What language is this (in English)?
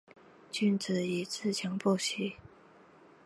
Chinese